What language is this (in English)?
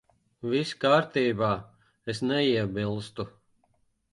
Latvian